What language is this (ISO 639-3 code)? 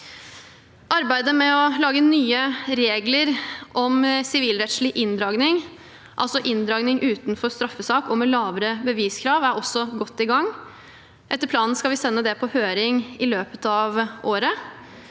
nor